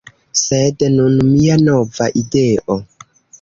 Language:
Esperanto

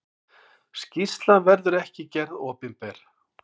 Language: Icelandic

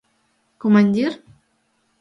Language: Mari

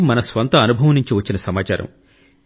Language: Telugu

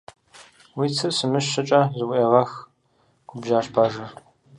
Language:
Kabardian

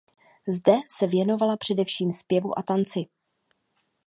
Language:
Czech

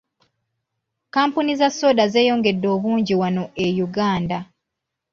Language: Ganda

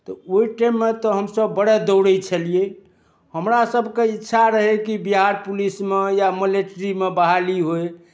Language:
Maithili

